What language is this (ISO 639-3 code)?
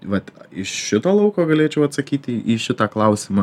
lit